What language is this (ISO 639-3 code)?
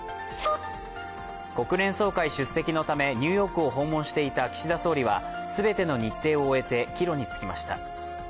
jpn